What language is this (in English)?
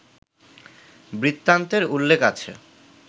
Bangla